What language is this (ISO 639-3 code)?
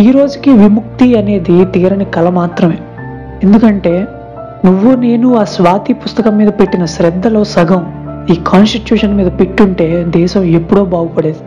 tel